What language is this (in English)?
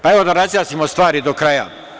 Serbian